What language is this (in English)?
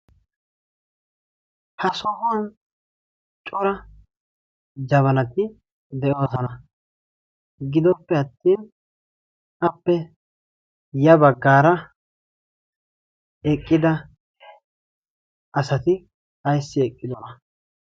Wolaytta